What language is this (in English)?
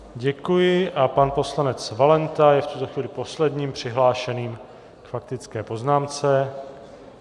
Czech